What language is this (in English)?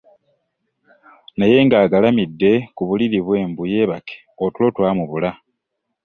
Ganda